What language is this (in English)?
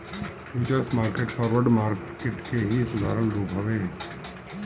Bhojpuri